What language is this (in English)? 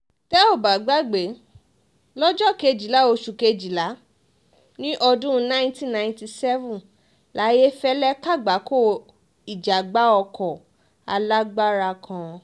Yoruba